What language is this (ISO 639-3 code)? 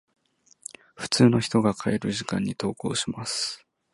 jpn